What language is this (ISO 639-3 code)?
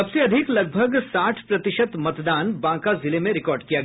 hin